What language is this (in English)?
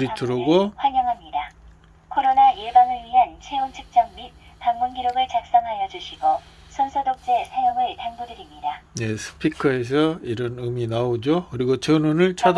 Korean